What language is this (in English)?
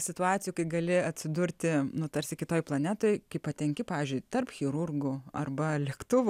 Lithuanian